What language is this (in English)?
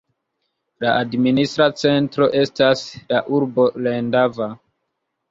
Esperanto